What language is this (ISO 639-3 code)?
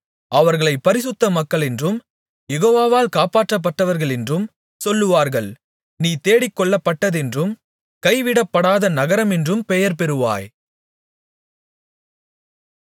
tam